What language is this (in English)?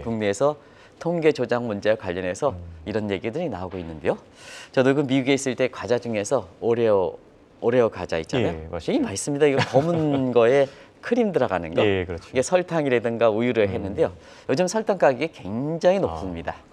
Korean